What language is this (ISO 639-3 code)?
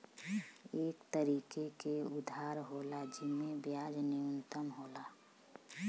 bho